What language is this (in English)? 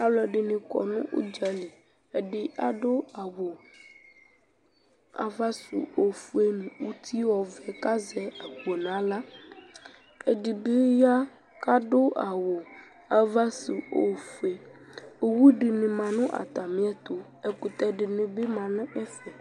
Ikposo